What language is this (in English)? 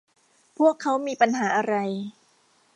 Thai